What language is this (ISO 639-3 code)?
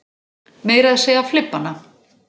isl